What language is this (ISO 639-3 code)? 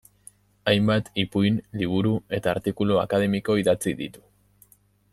eus